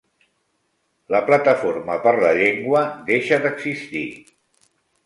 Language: Catalan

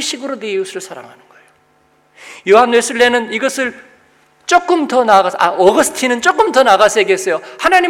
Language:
Korean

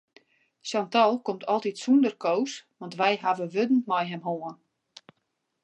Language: Western Frisian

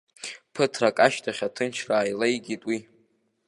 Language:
Abkhazian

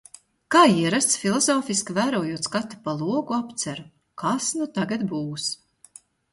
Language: Latvian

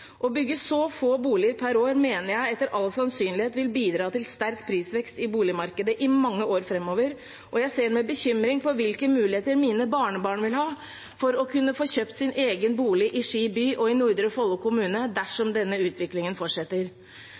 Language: Norwegian Bokmål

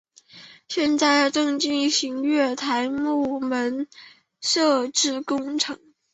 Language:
Chinese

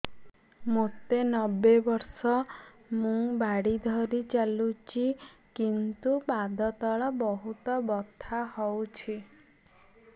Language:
Odia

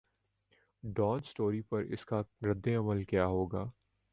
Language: Urdu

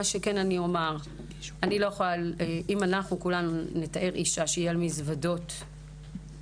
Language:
Hebrew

